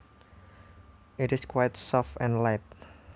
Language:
Javanese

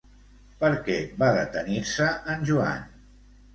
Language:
Catalan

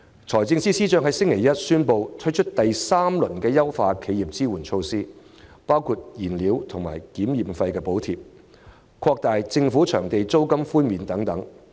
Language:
Cantonese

